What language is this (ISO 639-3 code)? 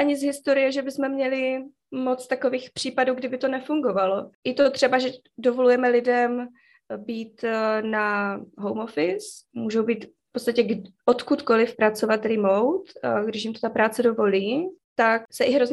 ces